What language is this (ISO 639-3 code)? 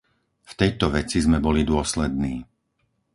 slk